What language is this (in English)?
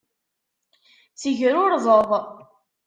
Kabyle